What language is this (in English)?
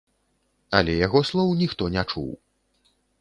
Belarusian